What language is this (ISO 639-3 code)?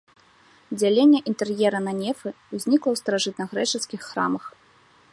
bel